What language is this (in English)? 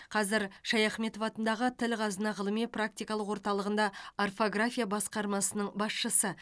Kazakh